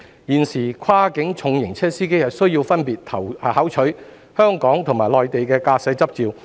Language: Cantonese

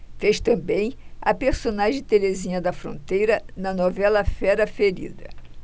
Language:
Portuguese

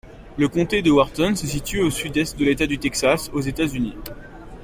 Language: French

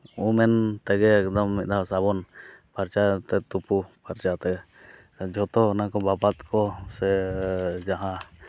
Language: Santali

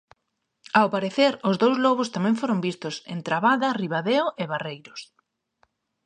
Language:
Galician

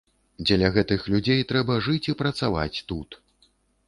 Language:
Belarusian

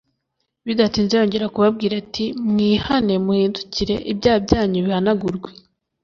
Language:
Kinyarwanda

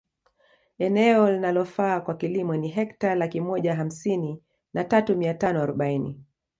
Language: Swahili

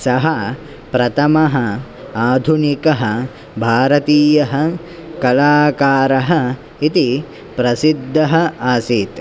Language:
Sanskrit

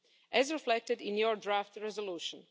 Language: English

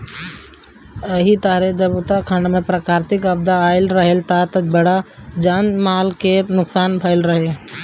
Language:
Bhojpuri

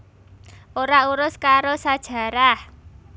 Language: Javanese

